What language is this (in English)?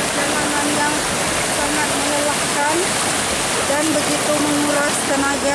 Indonesian